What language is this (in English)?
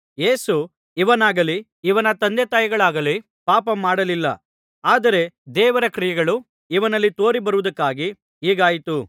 Kannada